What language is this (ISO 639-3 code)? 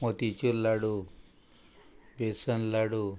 kok